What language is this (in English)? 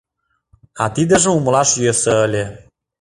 Mari